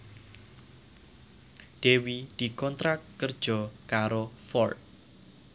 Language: Javanese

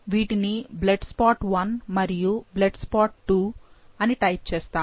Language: Telugu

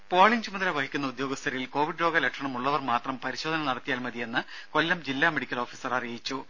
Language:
Malayalam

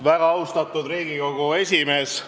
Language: Estonian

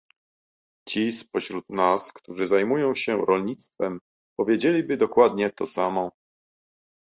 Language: Polish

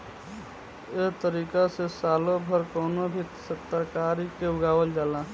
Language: Bhojpuri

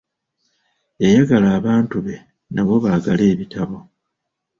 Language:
Ganda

